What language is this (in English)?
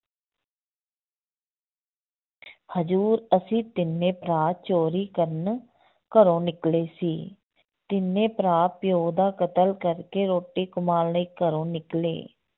Punjabi